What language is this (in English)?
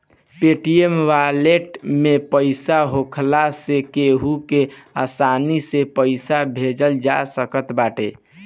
Bhojpuri